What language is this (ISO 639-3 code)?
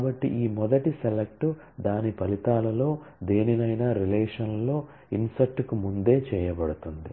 tel